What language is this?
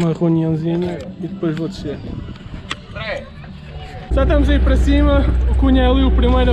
Portuguese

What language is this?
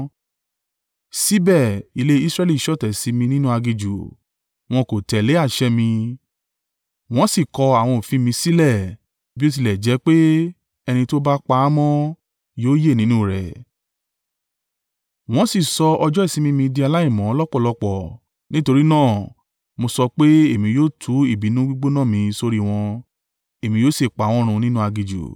Yoruba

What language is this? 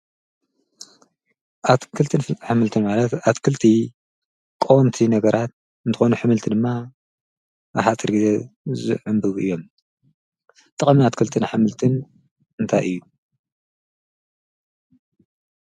Tigrinya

